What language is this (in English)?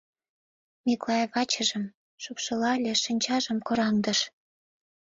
Mari